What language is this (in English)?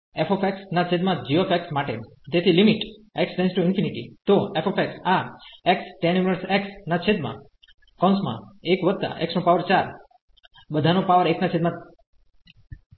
Gujarati